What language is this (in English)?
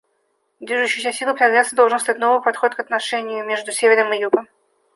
Russian